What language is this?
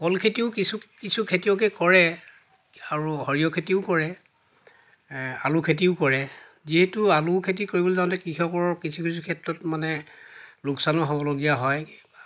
Assamese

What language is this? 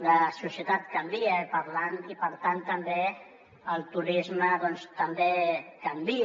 Catalan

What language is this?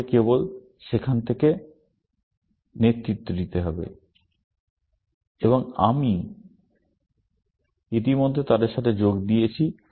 Bangla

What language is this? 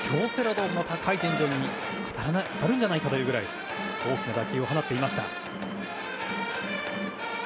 Japanese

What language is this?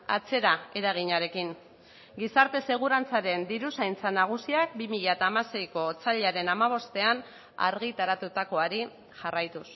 Basque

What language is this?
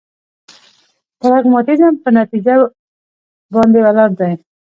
Pashto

